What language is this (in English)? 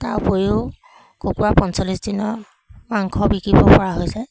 Assamese